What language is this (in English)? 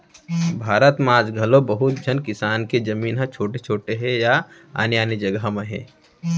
Chhattisgarhi